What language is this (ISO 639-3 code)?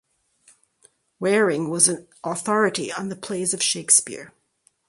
eng